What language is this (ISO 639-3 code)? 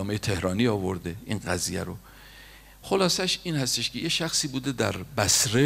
fas